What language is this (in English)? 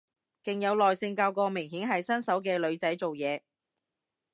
Cantonese